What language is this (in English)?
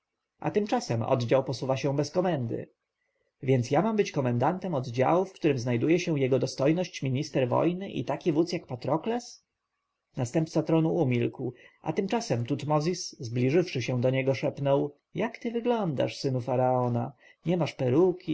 Polish